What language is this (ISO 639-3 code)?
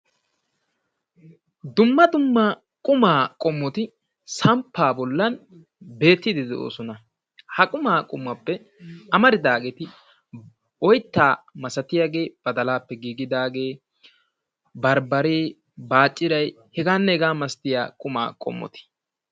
wal